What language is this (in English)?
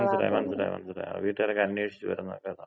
Malayalam